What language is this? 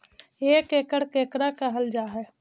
Magahi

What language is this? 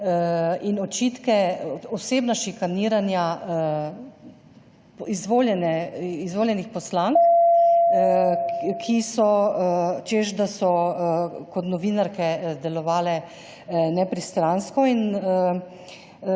Slovenian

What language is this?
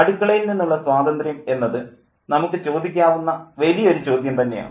Malayalam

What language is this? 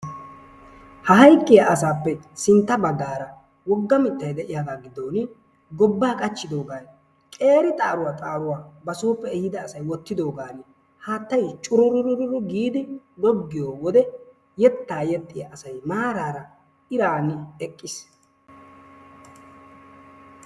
Wolaytta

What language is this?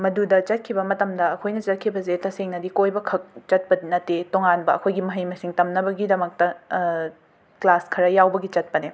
Manipuri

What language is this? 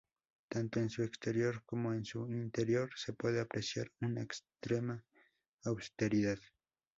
Spanish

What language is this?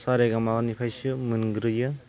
Bodo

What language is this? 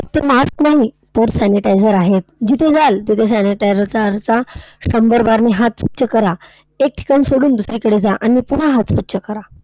Marathi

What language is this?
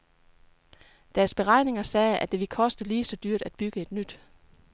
Danish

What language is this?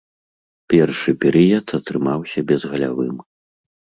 Belarusian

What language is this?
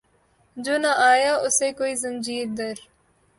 Urdu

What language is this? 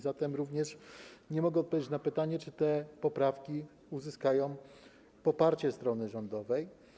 Polish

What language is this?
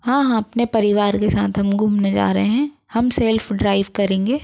Hindi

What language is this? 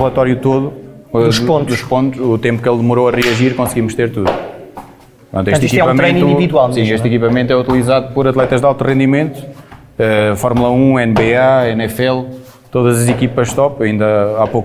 Portuguese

